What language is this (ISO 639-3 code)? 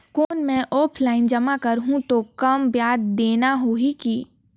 hne